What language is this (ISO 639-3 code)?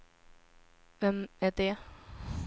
swe